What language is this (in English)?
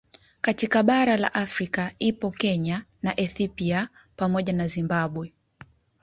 Swahili